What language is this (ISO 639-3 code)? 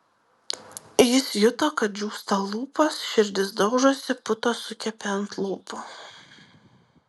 lit